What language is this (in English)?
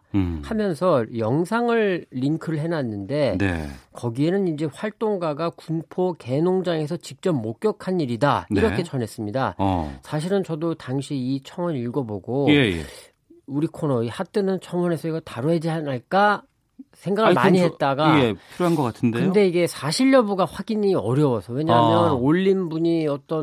Korean